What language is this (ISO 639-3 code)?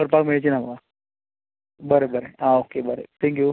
kok